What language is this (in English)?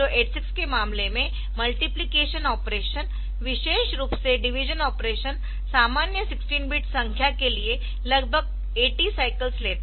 Hindi